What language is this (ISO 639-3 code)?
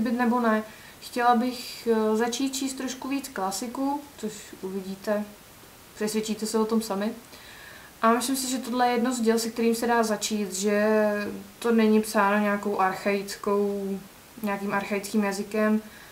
ces